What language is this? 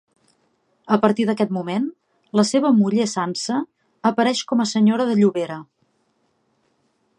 Catalan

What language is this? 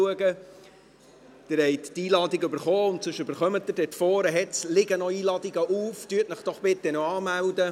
Swiss German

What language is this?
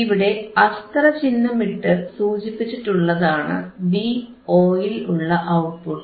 Malayalam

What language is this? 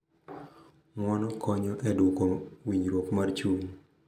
Luo (Kenya and Tanzania)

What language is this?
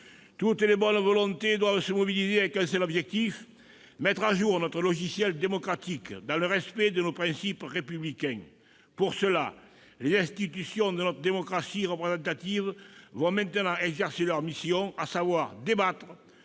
French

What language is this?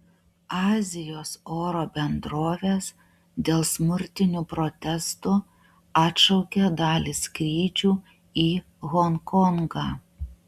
Lithuanian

